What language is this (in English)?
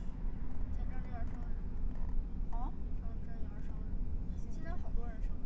Chinese